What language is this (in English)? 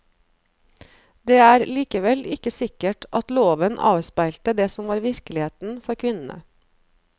Norwegian